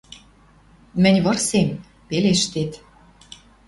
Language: Western Mari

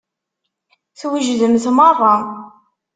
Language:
Kabyle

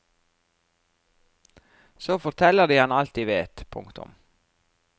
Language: Norwegian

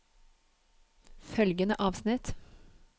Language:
Norwegian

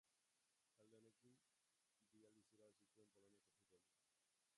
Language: Basque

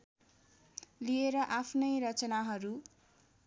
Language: Nepali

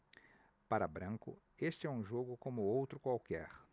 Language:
Portuguese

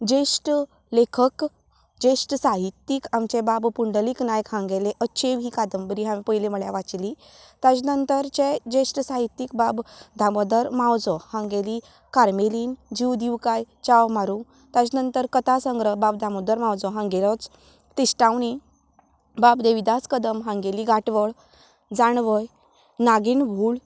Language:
Konkani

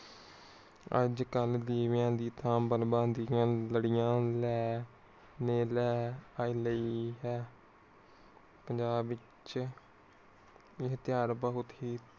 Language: Punjabi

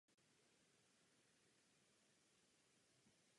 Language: Czech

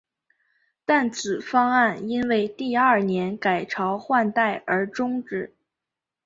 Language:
Chinese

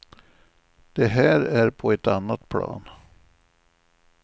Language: Swedish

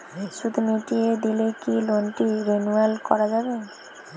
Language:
Bangla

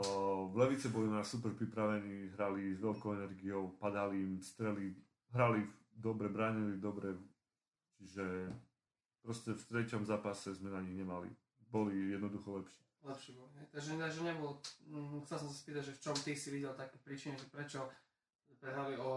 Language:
Slovak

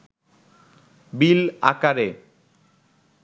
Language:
Bangla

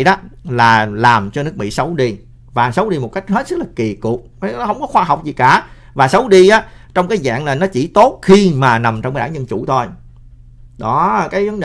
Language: Vietnamese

